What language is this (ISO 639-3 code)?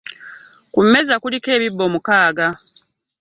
lug